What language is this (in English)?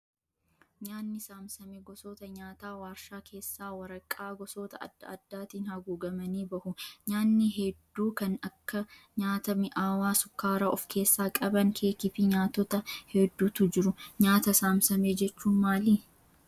Oromo